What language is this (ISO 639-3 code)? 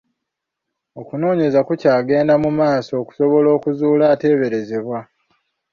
lug